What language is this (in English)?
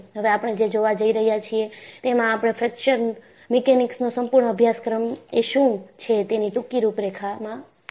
Gujarati